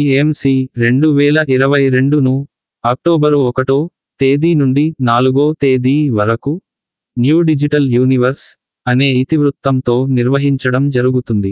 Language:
Telugu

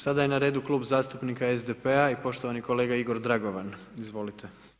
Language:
Croatian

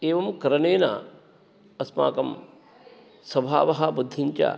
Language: Sanskrit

